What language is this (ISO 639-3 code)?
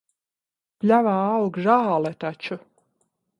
lav